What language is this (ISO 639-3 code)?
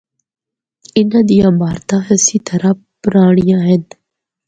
hno